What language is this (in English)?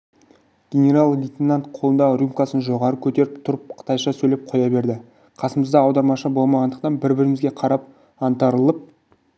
Kazakh